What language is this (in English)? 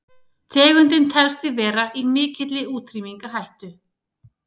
Icelandic